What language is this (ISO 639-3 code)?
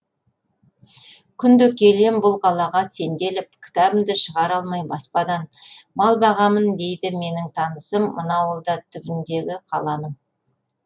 kaz